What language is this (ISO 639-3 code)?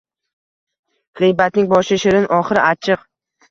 uzb